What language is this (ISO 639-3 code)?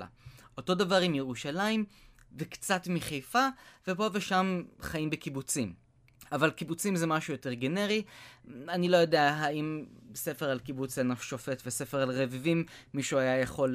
heb